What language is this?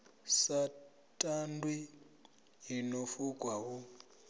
Venda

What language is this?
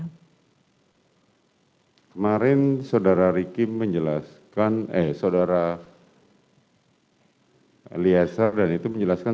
Indonesian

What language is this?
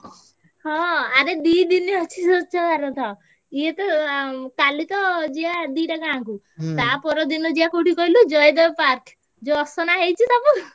Odia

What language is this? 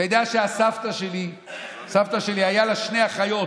Hebrew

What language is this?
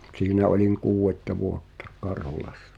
Finnish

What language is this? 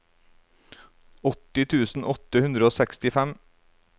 Norwegian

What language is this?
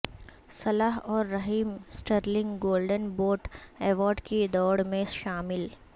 Urdu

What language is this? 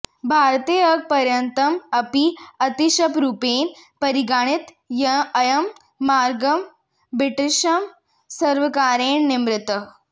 Sanskrit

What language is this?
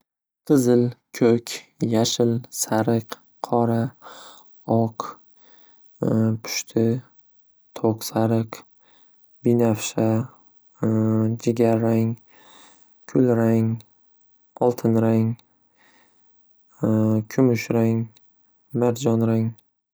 Uzbek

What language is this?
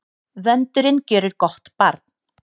Icelandic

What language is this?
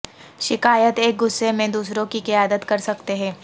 Urdu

